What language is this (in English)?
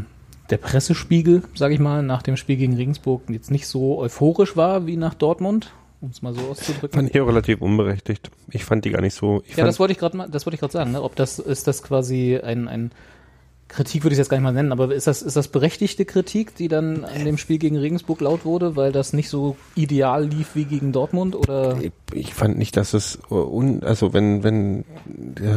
German